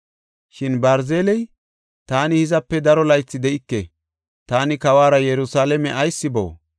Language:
Gofa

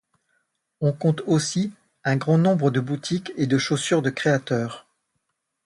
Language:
French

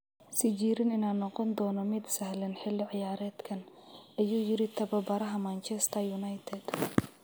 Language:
Somali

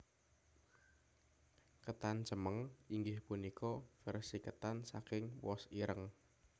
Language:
Javanese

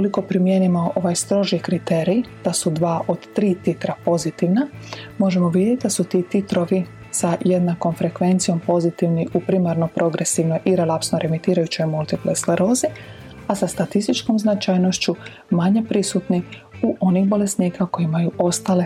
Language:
Croatian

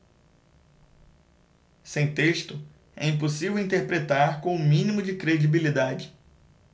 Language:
Portuguese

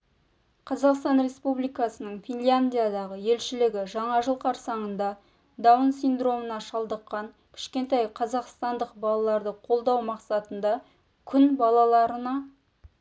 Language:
Kazakh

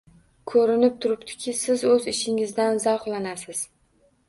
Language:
Uzbek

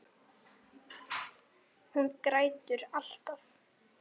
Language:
Icelandic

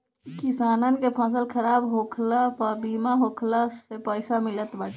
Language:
Bhojpuri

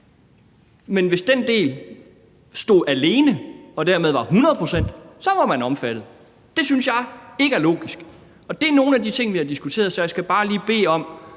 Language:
Danish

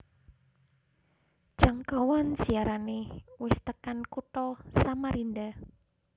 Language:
Javanese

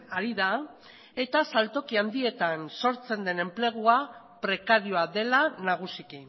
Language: Basque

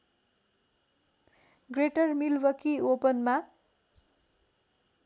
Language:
Nepali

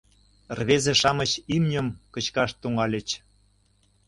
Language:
Mari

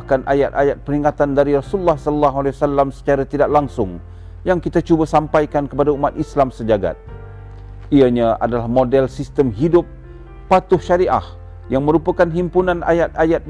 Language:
Malay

